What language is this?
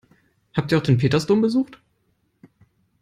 German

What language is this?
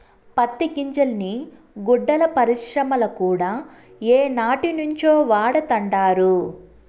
Telugu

